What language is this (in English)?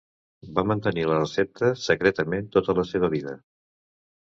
Catalan